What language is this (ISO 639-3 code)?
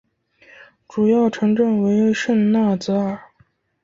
zho